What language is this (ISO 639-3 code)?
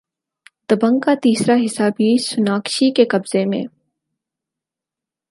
urd